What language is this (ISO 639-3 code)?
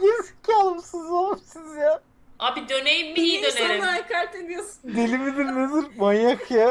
tur